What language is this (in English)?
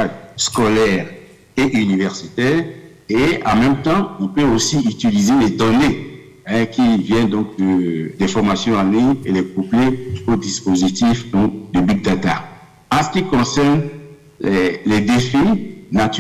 French